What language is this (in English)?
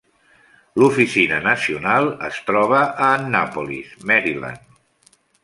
Catalan